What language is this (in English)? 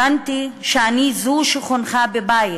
Hebrew